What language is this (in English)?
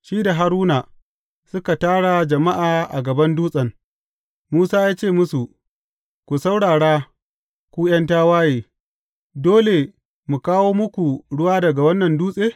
Hausa